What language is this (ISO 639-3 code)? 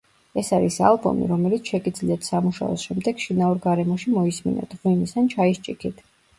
kat